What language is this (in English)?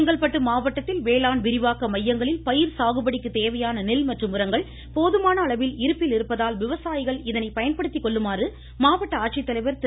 Tamil